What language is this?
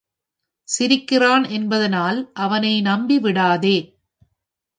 Tamil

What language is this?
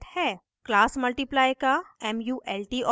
Hindi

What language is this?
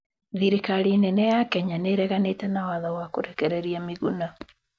Kikuyu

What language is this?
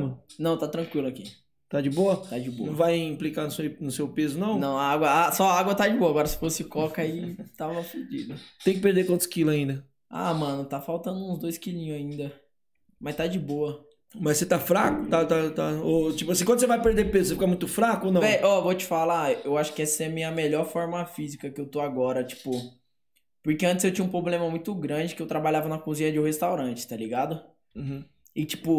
Portuguese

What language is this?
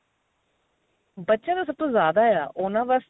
Punjabi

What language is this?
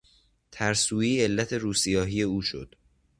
Persian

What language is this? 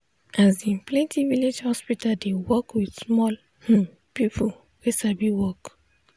Nigerian Pidgin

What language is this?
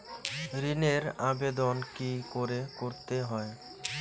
Bangla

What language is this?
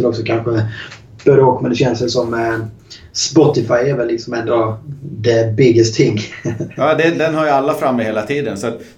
Swedish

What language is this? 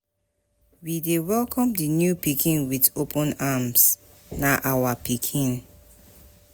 Nigerian Pidgin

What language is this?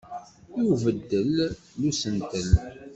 Kabyle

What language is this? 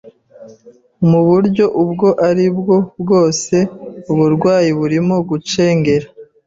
Kinyarwanda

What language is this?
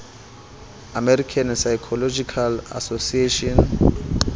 Southern Sotho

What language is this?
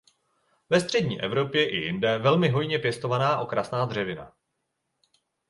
Czech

